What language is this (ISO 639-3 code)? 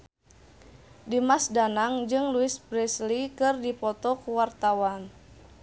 sun